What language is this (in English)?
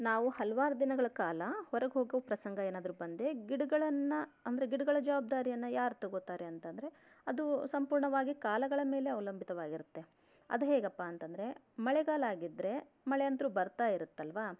Kannada